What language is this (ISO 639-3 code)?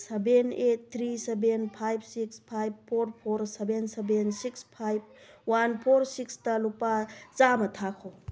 mni